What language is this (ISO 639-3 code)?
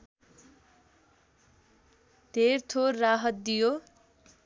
nep